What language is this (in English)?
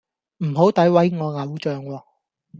Cantonese